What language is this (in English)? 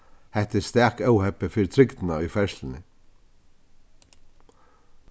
Faroese